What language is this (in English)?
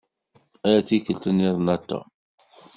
Kabyle